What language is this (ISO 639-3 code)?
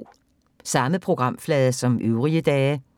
dan